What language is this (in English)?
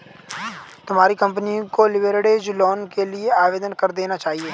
Hindi